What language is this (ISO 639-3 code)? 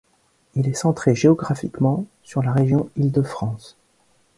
fra